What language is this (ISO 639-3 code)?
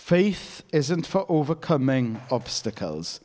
eng